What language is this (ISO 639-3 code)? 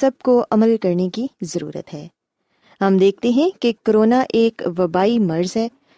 urd